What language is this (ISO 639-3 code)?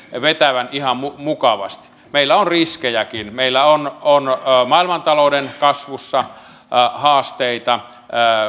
fin